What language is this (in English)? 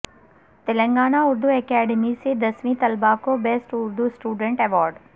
Urdu